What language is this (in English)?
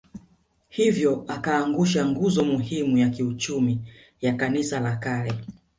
Swahili